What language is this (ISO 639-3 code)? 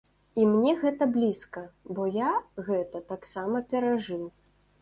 bel